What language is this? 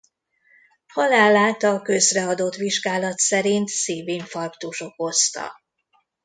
Hungarian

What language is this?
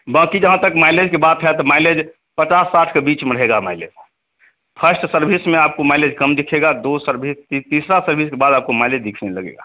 Hindi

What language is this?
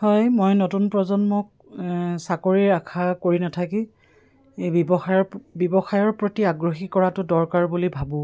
Assamese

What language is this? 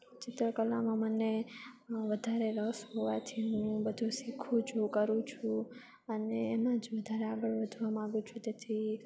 Gujarati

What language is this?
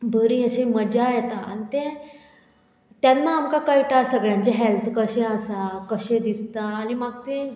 Konkani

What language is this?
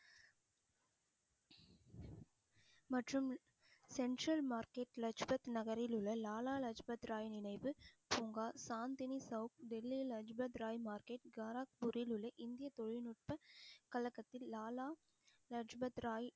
Tamil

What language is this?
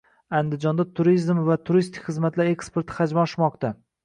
Uzbek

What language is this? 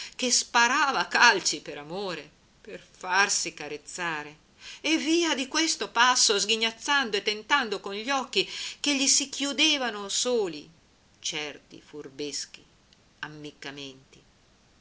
Italian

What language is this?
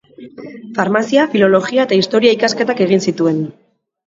Basque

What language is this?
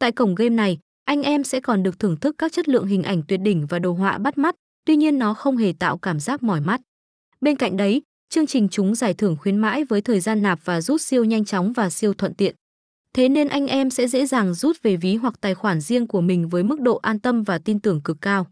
Vietnamese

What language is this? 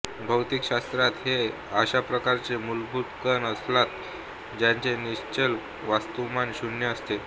Marathi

